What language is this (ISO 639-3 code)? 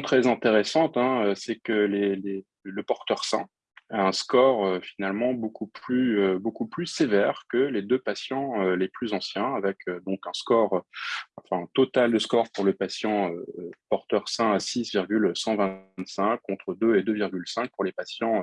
fra